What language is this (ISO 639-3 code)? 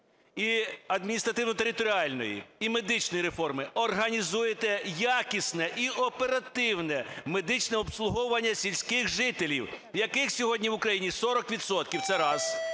ukr